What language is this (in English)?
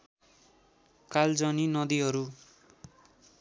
Nepali